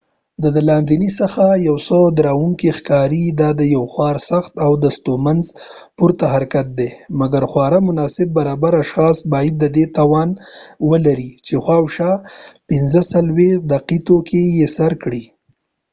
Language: Pashto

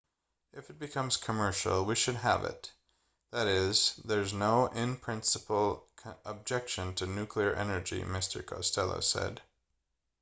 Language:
English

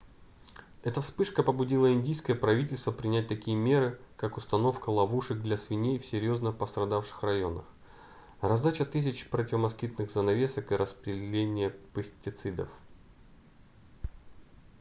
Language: Russian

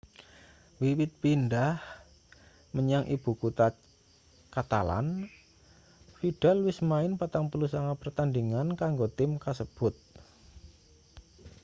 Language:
Javanese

